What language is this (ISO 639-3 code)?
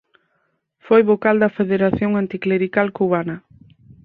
glg